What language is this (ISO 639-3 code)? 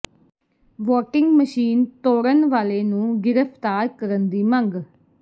pan